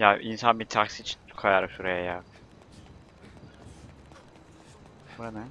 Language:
Turkish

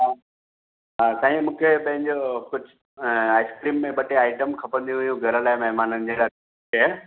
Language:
Sindhi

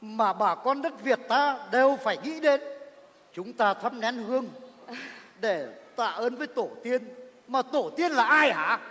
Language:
Vietnamese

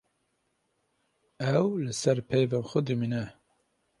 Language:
Kurdish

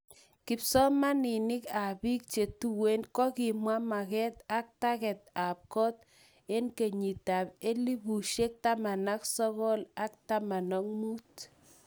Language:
Kalenjin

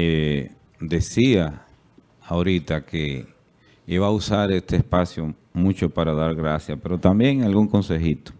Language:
Spanish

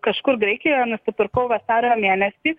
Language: Lithuanian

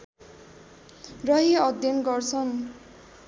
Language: Nepali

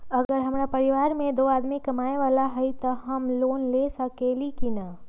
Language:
Magahi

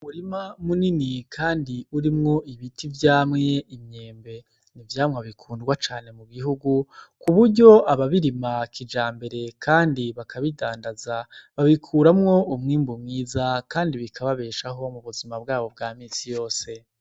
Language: Rundi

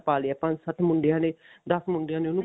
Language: Punjabi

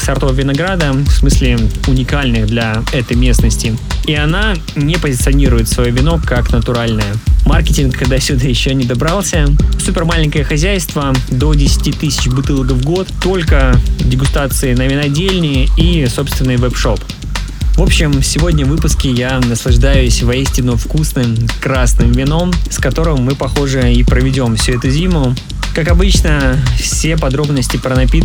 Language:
Russian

